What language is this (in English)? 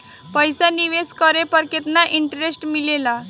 Bhojpuri